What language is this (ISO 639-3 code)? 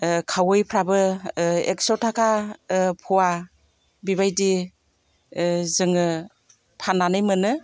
brx